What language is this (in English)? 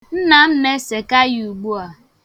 Igbo